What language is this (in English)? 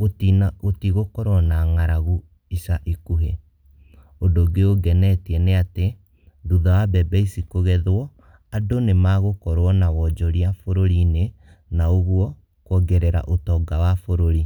Kikuyu